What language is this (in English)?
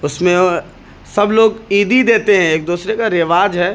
Urdu